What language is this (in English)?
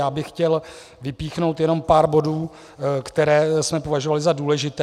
Czech